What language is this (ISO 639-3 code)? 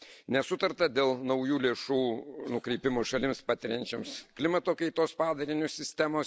lit